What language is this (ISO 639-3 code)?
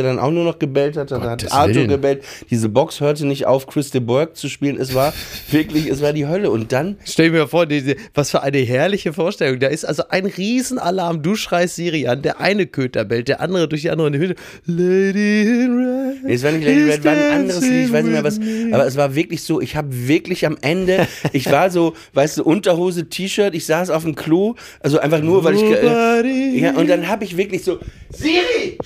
deu